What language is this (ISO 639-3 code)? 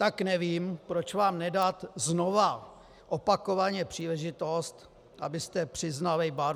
ces